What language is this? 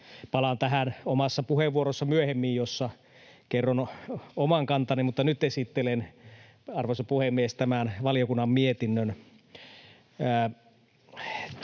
Finnish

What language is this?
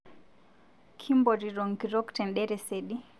Masai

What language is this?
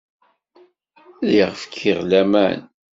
Kabyle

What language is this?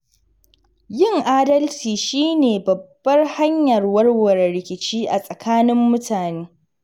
Hausa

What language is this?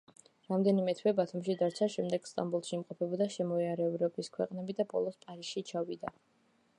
Georgian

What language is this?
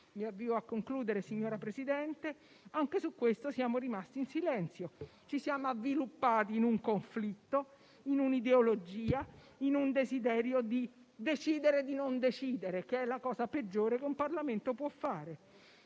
Italian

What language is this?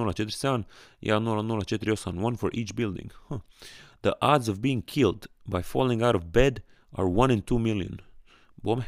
Croatian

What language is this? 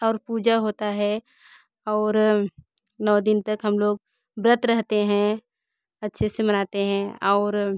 Hindi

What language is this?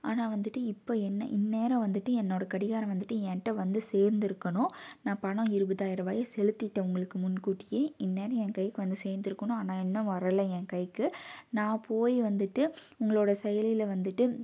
Tamil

